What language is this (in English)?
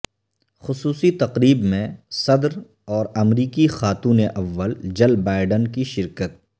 Urdu